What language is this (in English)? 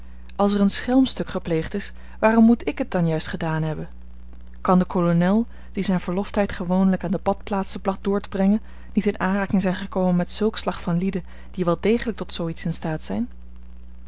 Dutch